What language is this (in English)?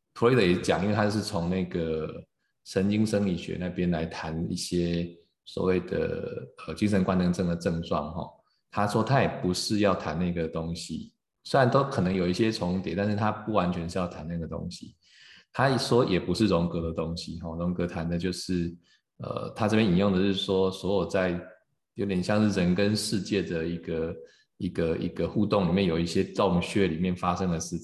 Chinese